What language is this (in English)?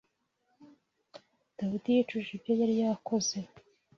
Kinyarwanda